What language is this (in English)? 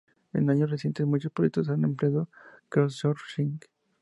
Spanish